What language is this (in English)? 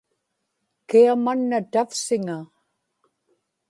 Inupiaq